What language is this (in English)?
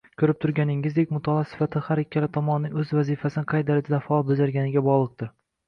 Uzbek